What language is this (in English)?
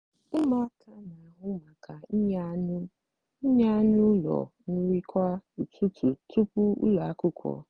Igbo